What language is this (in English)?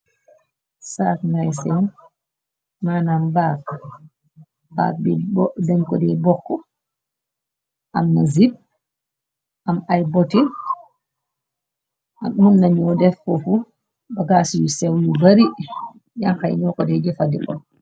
Wolof